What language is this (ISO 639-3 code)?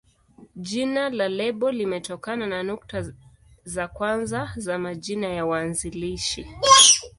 swa